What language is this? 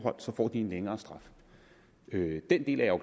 Danish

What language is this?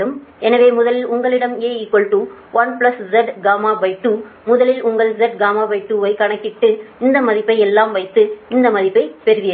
Tamil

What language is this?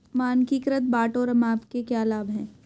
Hindi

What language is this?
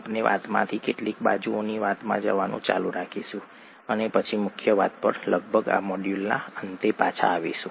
Gujarati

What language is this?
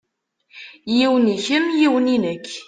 Kabyle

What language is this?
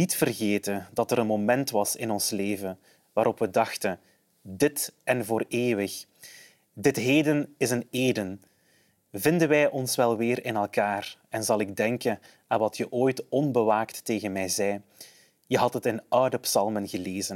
Dutch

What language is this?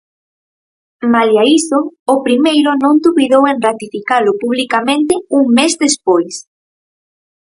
Galician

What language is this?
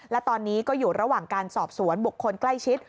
Thai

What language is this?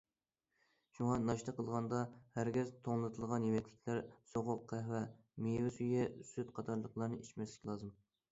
Uyghur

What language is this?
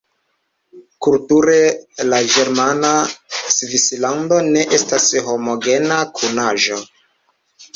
Esperanto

